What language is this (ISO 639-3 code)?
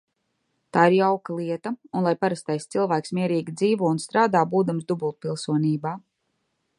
lav